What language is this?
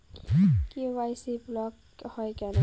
Bangla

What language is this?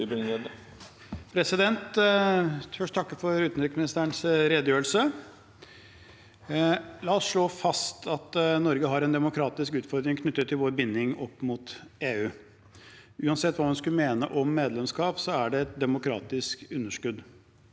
Norwegian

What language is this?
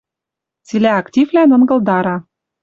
Western Mari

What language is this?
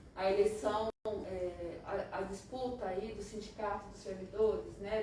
Portuguese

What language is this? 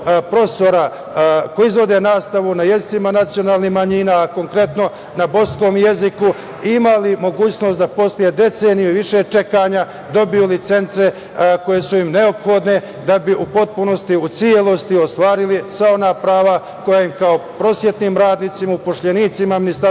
Serbian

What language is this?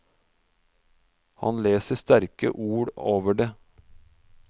Norwegian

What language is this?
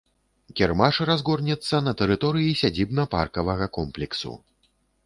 Belarusian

